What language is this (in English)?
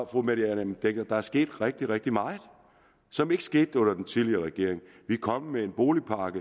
Danish